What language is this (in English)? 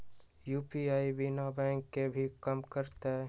Magahi